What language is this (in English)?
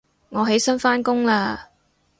Cantonese